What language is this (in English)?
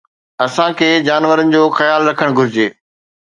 Sindhi